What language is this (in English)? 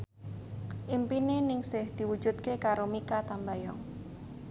Javanese